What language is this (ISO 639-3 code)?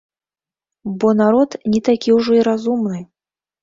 bel